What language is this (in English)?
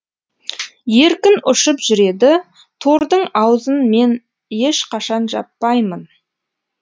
Kazakh